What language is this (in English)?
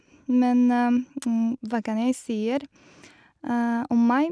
Norwegian